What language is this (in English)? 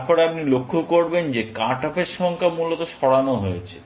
Bangla